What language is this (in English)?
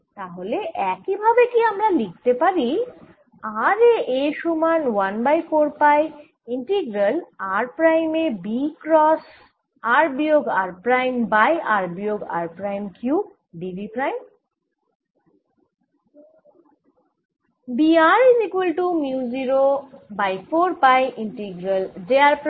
Bangla